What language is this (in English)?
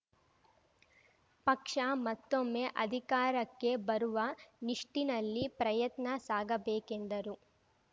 Kannada